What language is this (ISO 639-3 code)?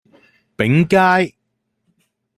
yue